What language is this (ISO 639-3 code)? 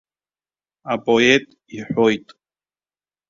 abk